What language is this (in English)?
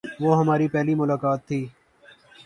Urdu